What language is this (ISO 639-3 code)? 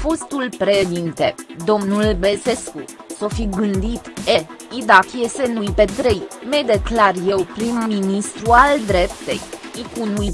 ron